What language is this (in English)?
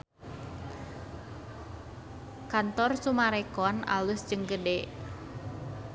Sundanese